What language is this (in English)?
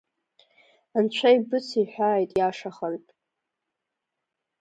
Abkhazian